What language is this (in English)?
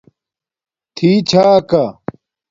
Domaaki